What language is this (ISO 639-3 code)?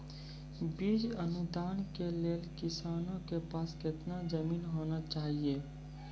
mai